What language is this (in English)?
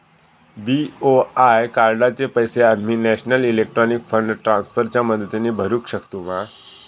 Marathi